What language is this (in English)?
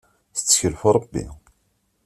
Kabyle